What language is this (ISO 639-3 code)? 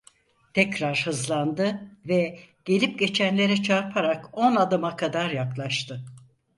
tur